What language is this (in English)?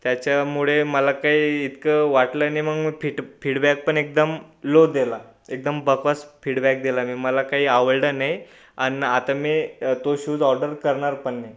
Marathi